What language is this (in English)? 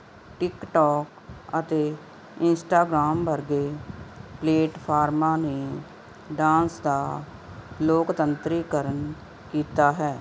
Punjabi